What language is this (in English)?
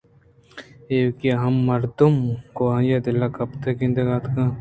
Eastern Balochi